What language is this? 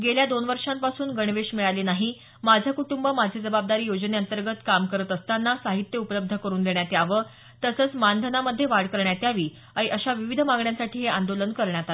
Marathi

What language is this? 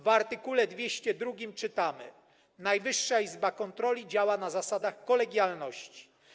Polish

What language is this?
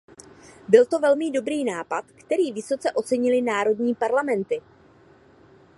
Czech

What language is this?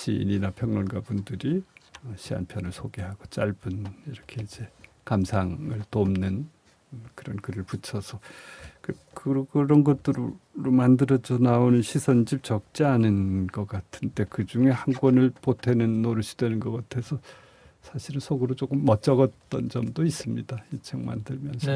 Korean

